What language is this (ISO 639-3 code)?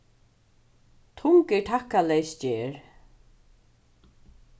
fao